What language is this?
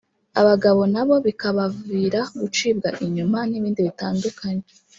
Kinyarwanda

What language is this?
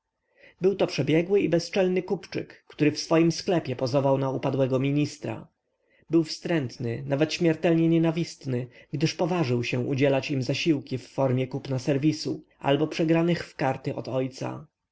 Polish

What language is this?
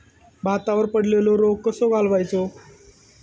Marathi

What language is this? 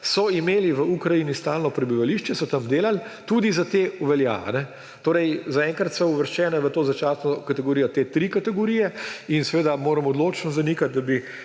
Slovenian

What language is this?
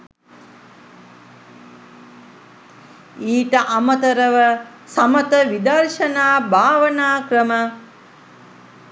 Sinhala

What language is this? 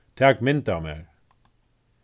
Faroese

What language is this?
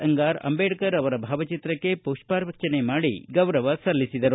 Kannada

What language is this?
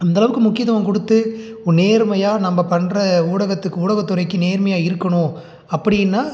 Tamil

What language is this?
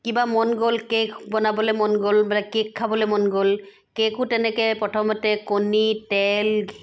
Assamese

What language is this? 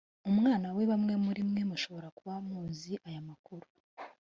Kinyarwanda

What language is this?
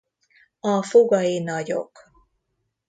Hungarian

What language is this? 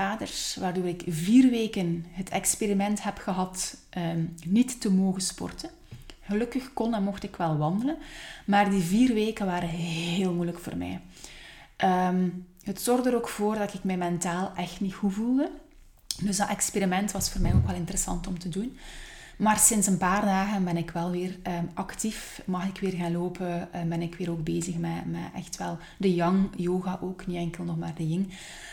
Dutch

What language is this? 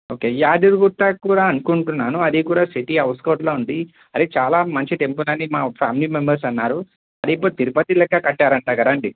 Telugu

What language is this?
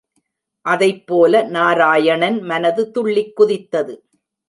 Tamil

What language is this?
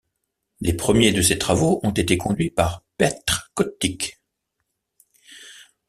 French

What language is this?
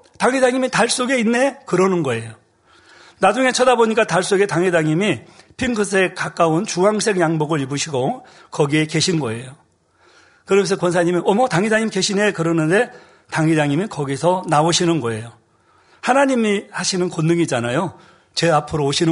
Korean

